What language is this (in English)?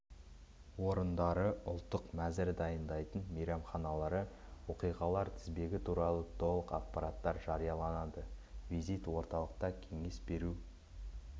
Kazakh